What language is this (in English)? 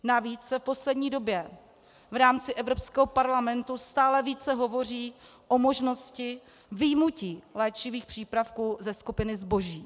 Czech